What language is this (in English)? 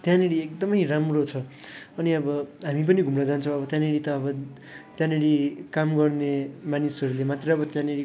Nepali